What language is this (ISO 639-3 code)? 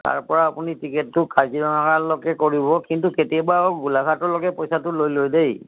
asm